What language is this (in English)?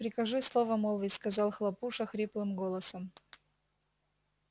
Russian